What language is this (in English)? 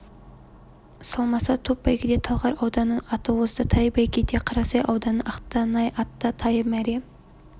Kazakh